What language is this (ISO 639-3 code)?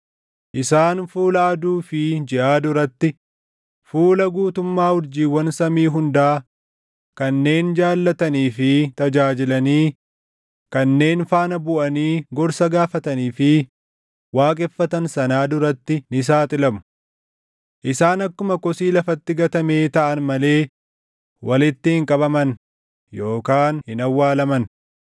orm